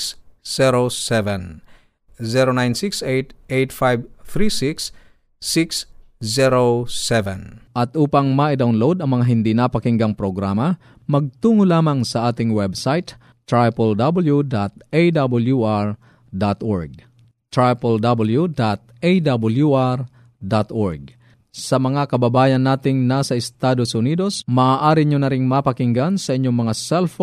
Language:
Filipino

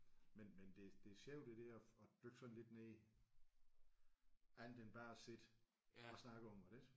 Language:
Danish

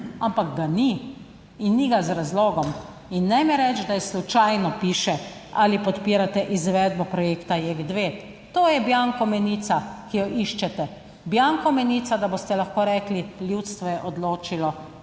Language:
Slovenian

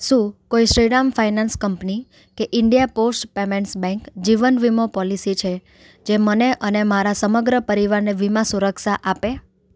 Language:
Gujarati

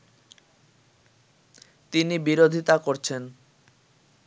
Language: Bangla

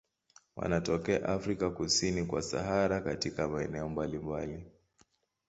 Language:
Swahili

